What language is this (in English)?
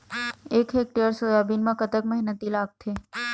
Chhattisgarhi